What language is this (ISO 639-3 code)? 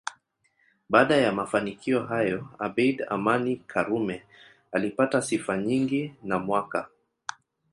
swa